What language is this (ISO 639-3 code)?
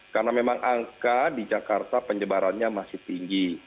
ind